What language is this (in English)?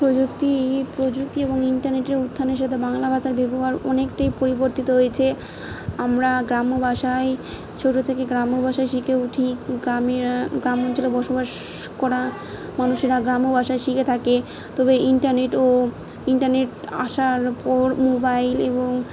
Bangla